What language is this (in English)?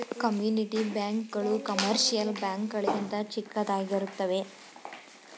Kannada